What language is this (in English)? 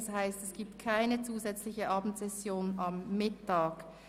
Swiss German